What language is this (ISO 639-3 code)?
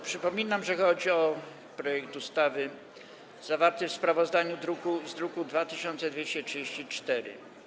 pol